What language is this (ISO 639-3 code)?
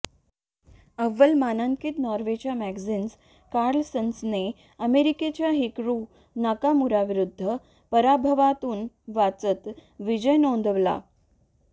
mar